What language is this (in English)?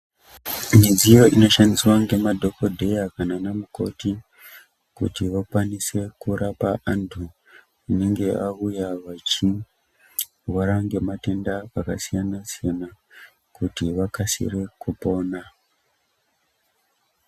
Ndau